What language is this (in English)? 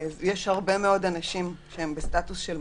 Hebrew